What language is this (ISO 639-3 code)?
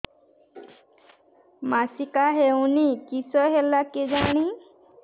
ori